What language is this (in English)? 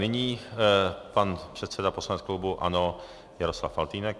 Czech